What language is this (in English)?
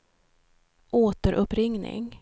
Swedish